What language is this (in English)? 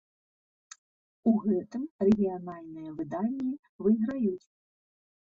Belarusian